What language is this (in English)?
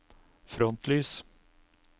Norwegian